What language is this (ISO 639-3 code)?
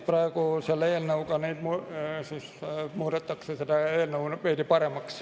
est